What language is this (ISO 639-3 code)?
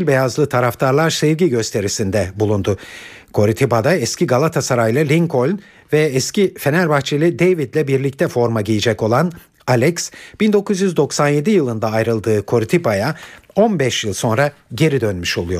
tur